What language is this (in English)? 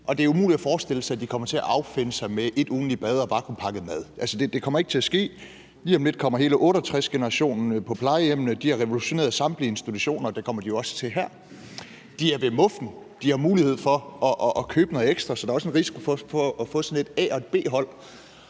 Danish